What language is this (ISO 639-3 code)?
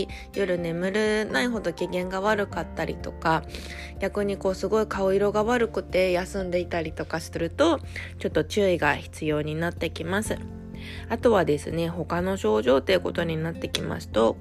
jpn